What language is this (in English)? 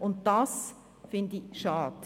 Swiss German